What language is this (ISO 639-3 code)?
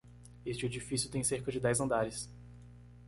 por